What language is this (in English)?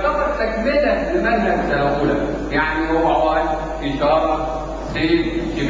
Arabic